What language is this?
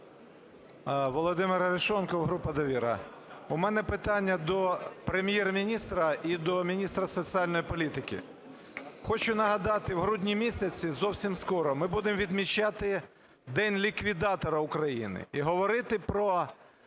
Ukrainian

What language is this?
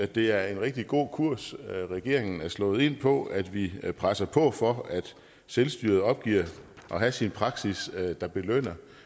Danish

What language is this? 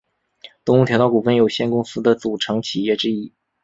Chinese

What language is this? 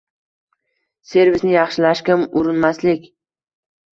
Uzbek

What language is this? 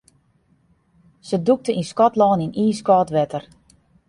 Western Frisian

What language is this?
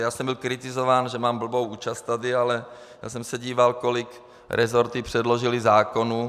Czech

